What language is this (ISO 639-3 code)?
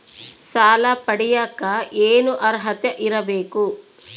kan